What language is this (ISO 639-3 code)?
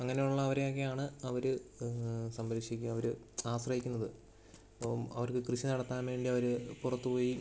mal